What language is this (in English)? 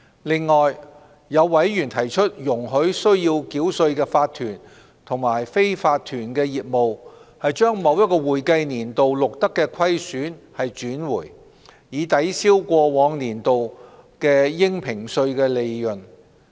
Cantonese